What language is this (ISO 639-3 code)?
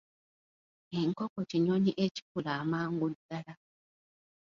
lug